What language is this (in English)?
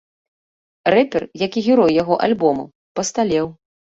Belarusian